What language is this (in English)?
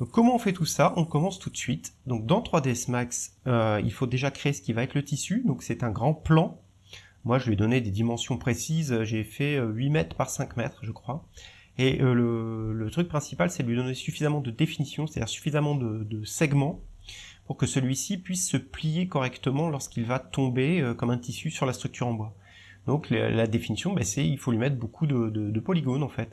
French